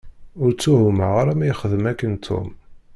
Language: Kabyle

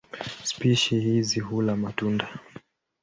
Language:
Swahili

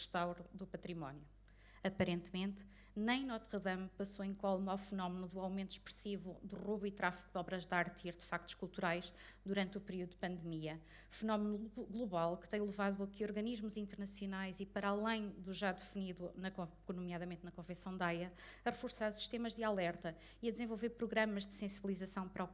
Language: Portuguese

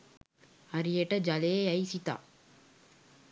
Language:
Sinhala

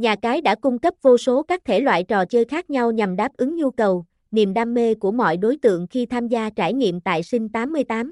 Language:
Vietnamese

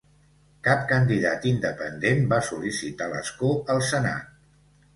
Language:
Catalan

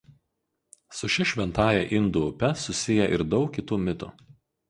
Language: Lithuanian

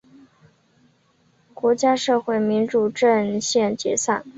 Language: Chinese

